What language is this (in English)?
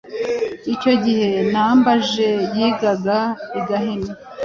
Kinyarwanda